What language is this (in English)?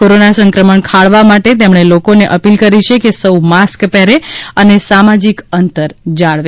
Gujarati